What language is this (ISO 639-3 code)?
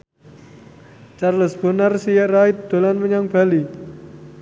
jav